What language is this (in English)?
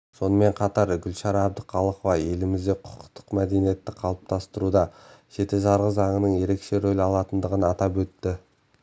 Kazakh